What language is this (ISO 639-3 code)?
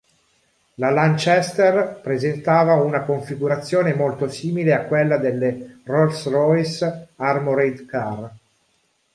ita